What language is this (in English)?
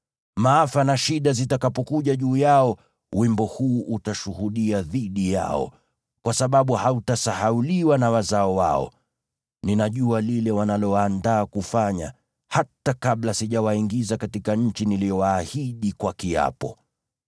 Swahili